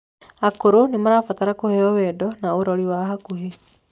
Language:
Kikuyu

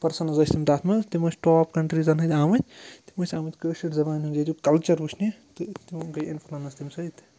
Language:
Kashmiri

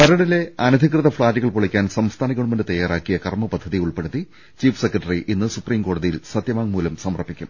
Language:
Malayalam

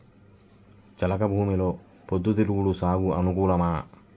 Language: Telugu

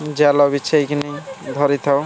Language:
Odia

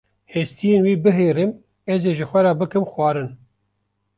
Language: Kurdish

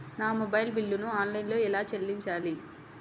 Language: Telugu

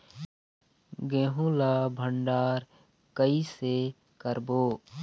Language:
Chhattisgarhi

